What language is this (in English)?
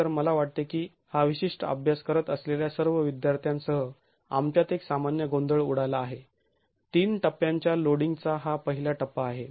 Marathi